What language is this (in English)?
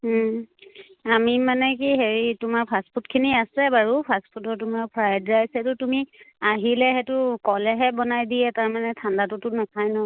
Assamese